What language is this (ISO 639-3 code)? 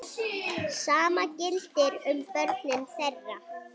isl